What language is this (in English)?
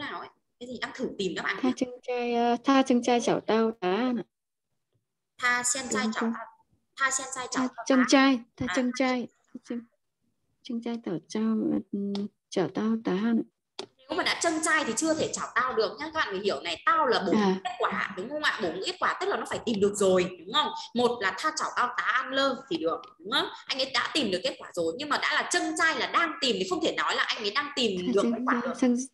Vietnamese